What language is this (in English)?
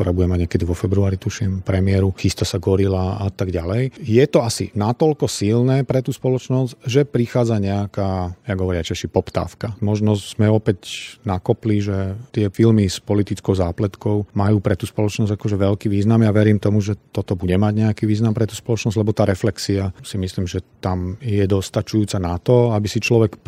Slovak